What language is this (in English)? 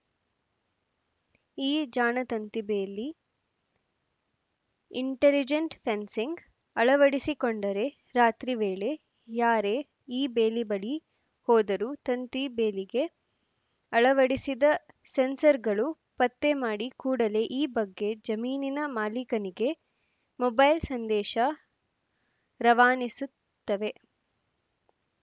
Kannada